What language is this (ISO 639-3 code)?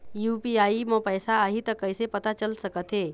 hne